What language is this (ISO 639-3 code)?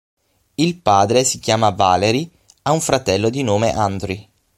ita